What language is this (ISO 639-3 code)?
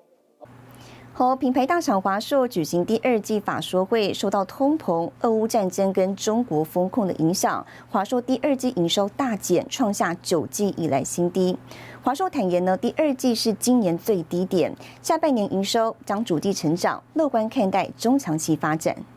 zho